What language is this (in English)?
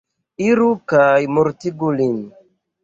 Esperanto